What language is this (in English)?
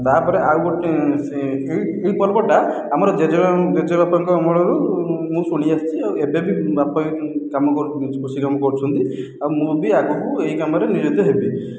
Odia